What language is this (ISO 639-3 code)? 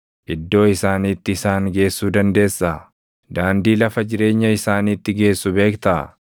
orm